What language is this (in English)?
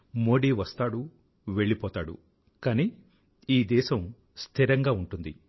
Telugu